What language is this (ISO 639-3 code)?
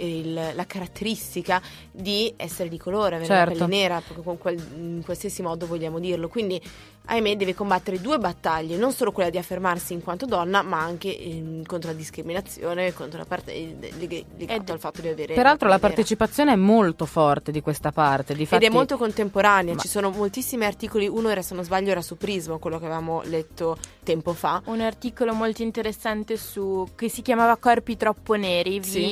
ita